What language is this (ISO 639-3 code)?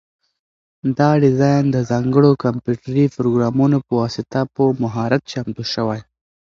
pus